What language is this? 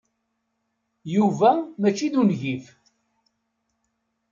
Kabyle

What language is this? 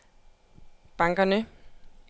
Danish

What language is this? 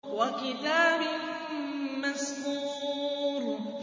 Arabic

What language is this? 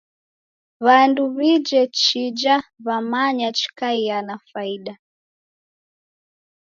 Taita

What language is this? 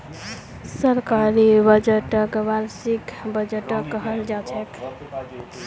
Magahi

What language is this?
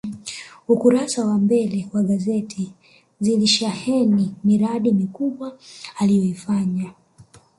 Swahili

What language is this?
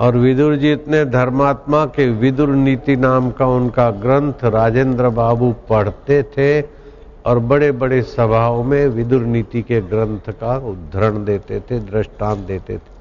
Hindi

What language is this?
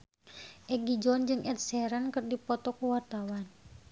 Sundanese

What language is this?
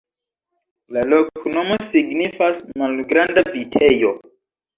Esperanto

